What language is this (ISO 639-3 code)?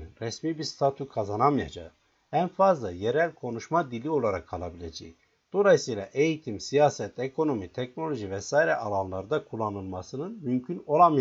tur